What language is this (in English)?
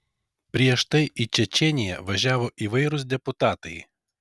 Lithuanian